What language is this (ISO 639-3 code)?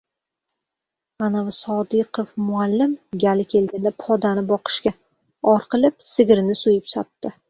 uzb